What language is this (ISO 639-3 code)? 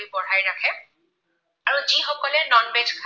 asm